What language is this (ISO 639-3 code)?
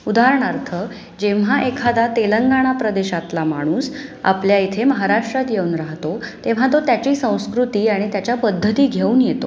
mar